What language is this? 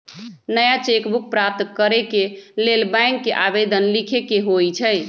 Magahi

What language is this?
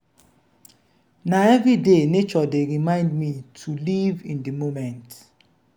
Nigerian Pidgin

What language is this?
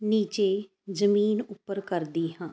Punjabi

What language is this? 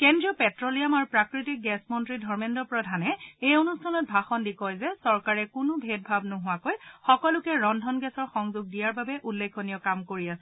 Assamese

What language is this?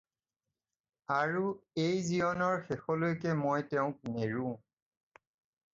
Assamese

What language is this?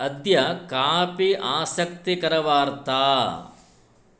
Sanskrit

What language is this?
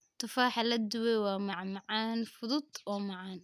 Somali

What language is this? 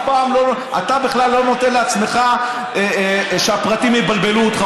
Hebrew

